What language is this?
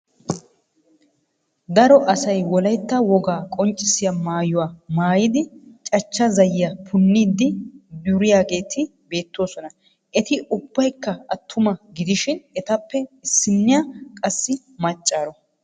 Wolaytta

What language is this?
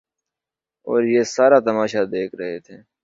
Urdu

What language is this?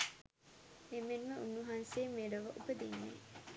Sinhala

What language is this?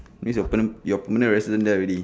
English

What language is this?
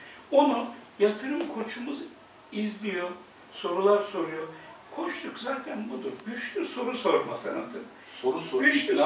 Turkish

